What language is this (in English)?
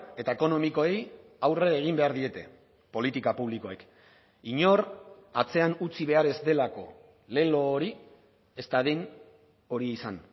Basque